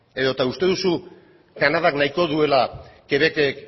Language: Basque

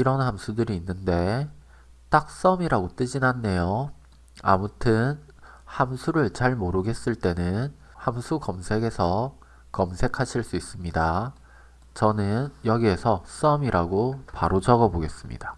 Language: Korean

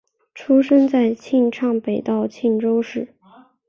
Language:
Chinese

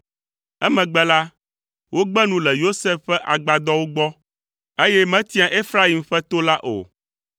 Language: Ewe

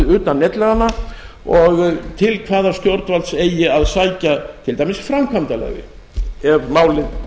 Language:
Icelandic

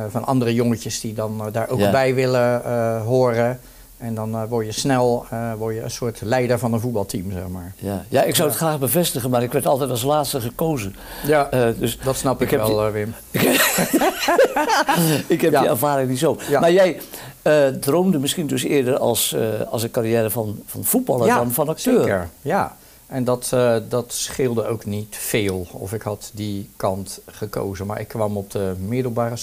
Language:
Dutch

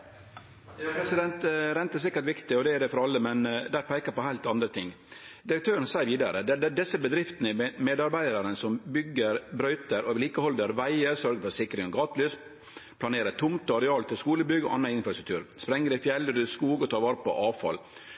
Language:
Norwegian Nynorsk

